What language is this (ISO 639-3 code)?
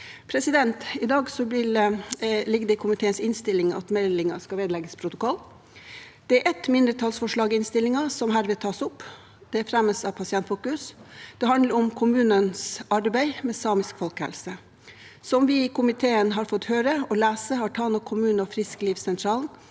nor